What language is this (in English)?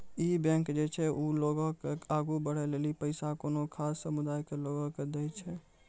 Maithili